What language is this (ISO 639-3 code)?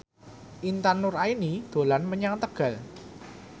jav